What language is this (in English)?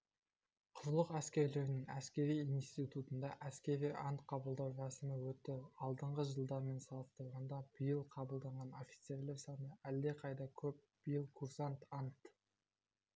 Kazakh